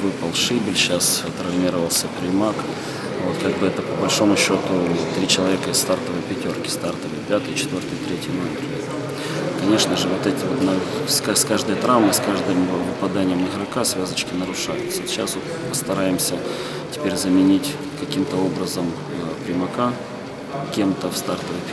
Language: Ukrainian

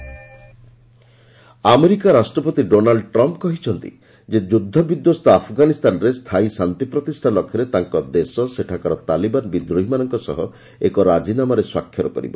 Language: Odia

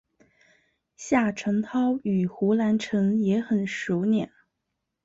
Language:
Chinese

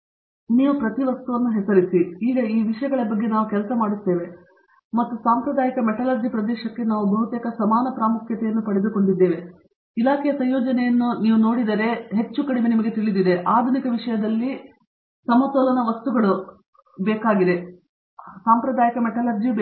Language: Kannada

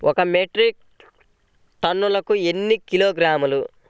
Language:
Telugu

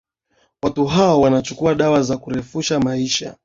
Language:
Swahili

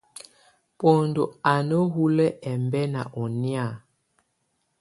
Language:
Tunen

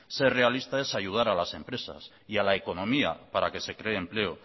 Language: Spanish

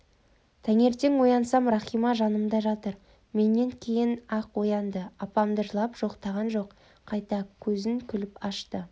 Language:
Kazakh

